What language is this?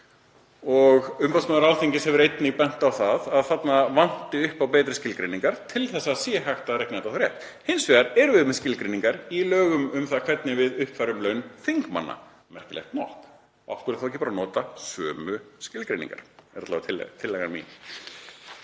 Icelandic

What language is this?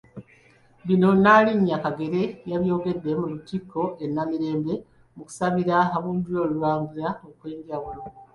Ganda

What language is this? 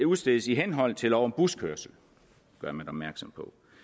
Danish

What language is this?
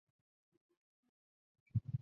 Chinese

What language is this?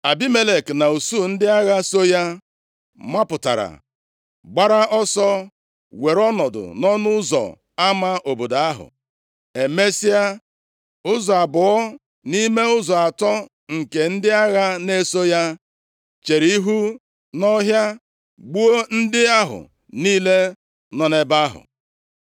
Igbo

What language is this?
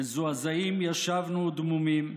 Hebrew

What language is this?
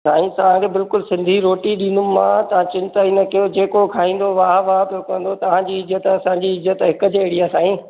Sindhi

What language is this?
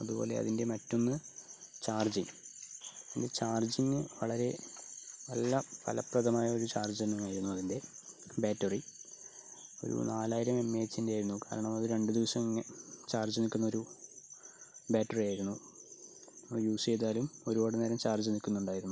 Malayalam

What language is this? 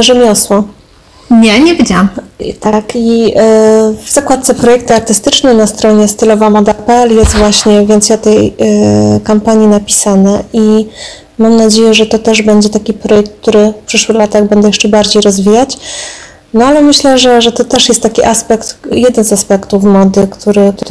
Polish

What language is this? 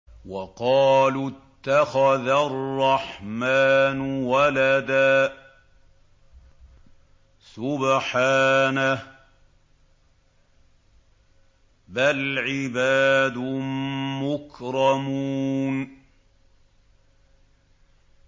Arabic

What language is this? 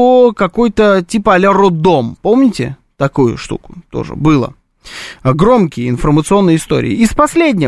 Russian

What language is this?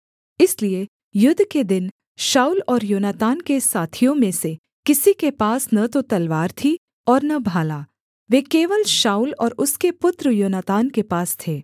Hindi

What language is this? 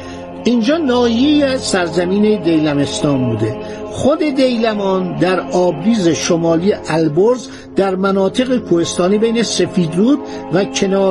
Persian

